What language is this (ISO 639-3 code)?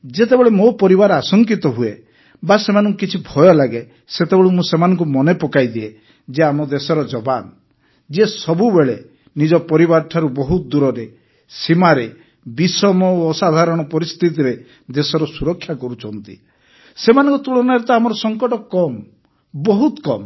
ori